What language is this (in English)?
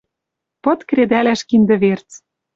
Western Mari